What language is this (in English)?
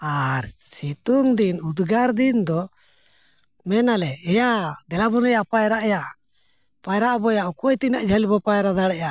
Santali